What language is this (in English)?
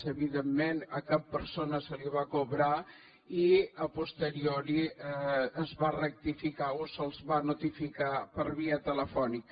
Catalan